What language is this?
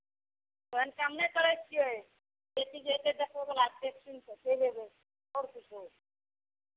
Maithili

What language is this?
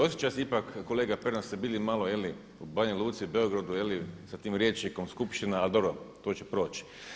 Croatian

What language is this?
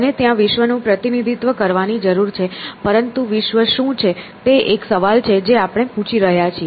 Gujarati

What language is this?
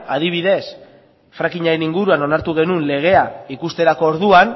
Basque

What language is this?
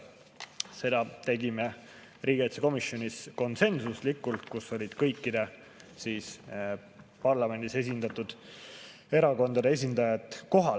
Estonian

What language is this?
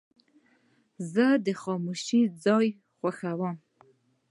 Pashto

